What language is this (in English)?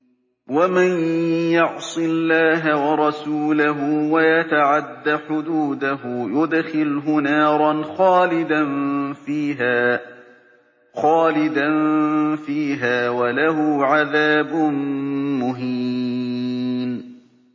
Arabic